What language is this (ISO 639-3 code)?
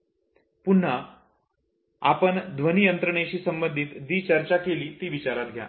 mar